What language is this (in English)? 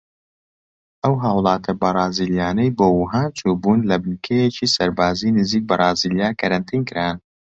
Central Kurdish